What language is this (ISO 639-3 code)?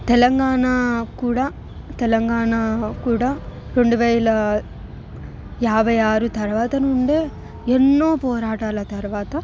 tel